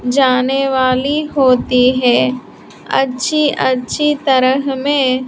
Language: Hindi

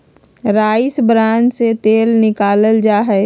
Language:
Magahi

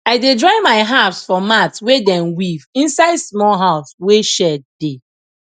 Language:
Nigerian Pidgin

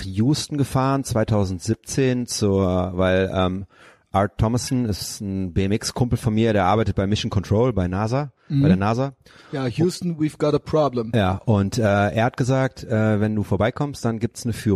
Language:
German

